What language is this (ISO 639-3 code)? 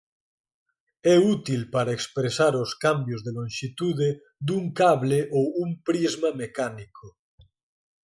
glg